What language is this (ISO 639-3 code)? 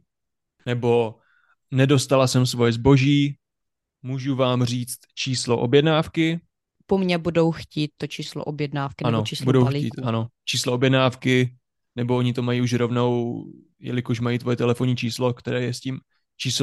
ces